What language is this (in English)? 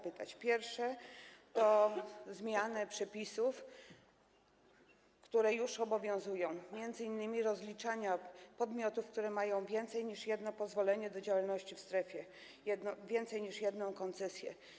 Polish